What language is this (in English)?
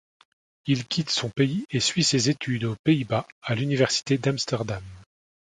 French